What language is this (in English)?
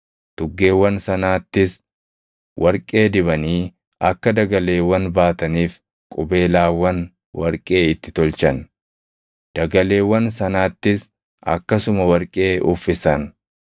Oromo